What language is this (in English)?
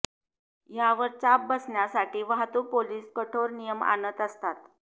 Marathi